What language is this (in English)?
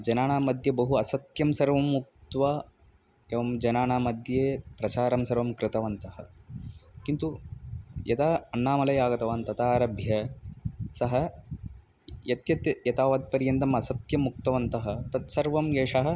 Sanskrit